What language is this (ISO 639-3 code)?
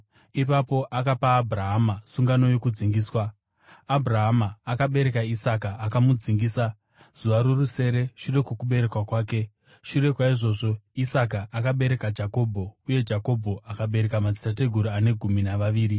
sna